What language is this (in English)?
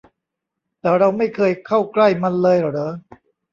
Thai